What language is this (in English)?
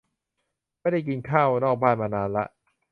Thai